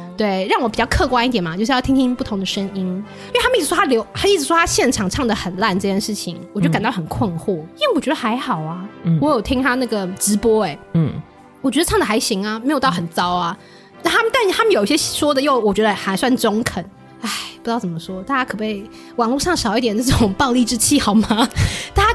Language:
Chinese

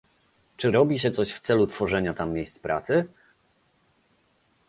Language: Polish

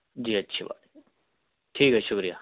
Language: Urdu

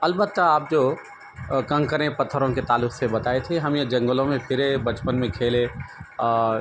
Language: Urdu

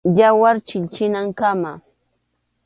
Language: Arequipa-La Unión Quechua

